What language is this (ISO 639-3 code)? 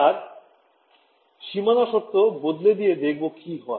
ben